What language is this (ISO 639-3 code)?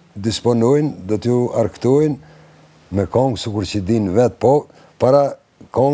ell